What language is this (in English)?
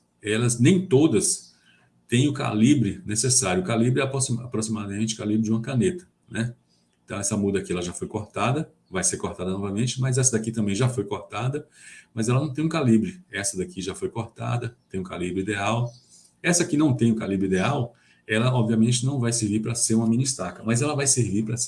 Portuguese